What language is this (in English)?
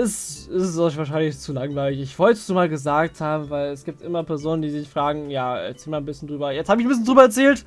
German